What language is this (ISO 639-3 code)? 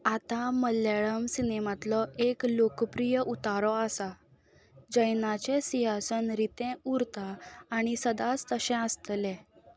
kok